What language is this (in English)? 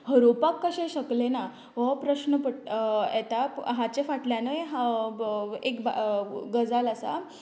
Konkani